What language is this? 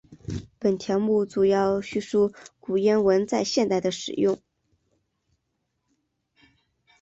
Chinese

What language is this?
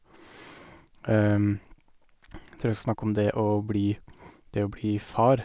Norwegian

